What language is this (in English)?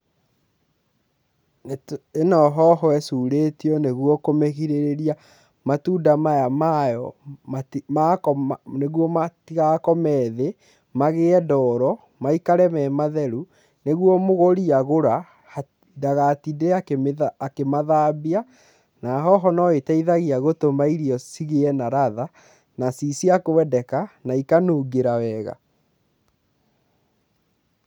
Kikuyu